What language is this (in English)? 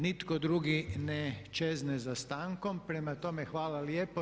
Croatian